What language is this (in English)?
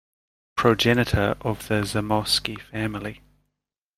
English